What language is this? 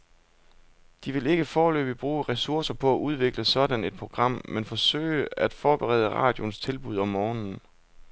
Danish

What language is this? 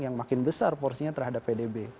Indonesian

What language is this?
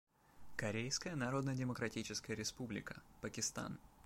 Russian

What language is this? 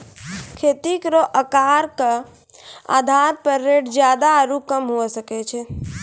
Maithili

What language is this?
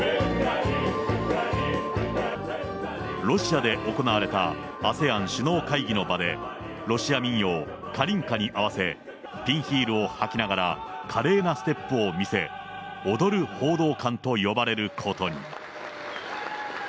Japanese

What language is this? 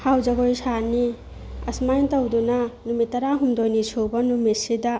Manipuri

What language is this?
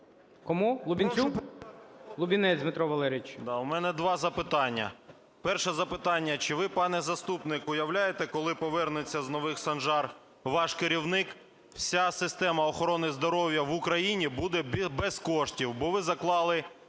Ukrainian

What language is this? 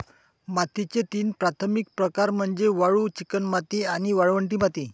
Marathi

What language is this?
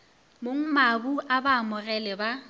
Northern Sotho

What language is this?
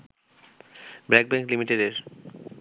Bangla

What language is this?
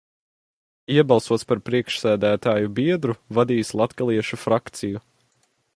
Latvian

